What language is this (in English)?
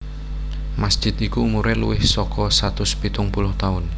Javanese